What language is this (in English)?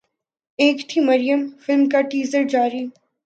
Urdu